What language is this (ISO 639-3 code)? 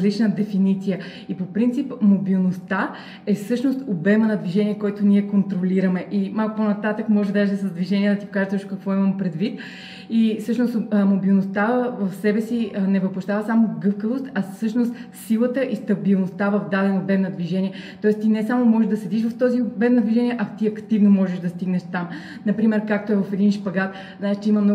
bul